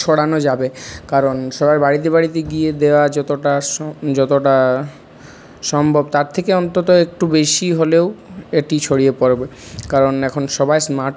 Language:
Bangla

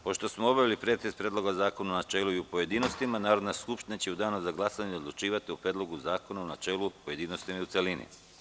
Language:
Serbian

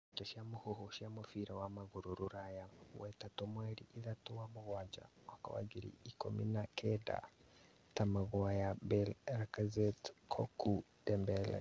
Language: Kikuyu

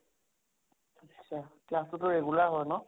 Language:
Assamese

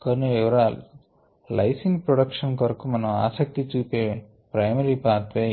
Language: Telugu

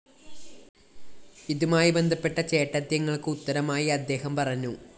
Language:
Malayalam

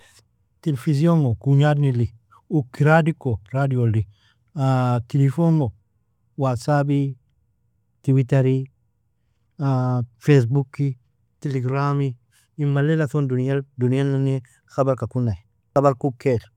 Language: Nobiin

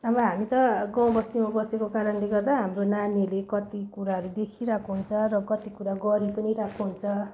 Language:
Nepali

